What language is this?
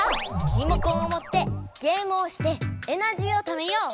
Japanese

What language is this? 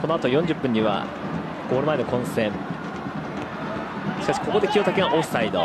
Japanese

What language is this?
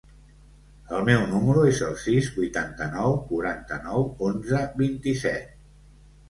Catalan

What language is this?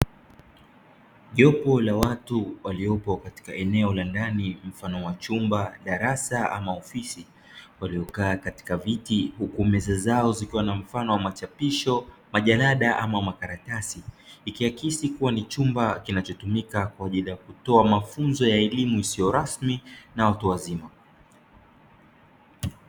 Swahili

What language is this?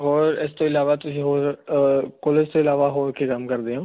Punjabi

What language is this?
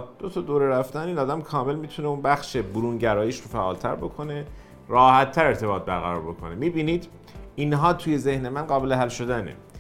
Persian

